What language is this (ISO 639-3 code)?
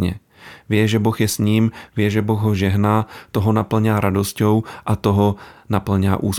slk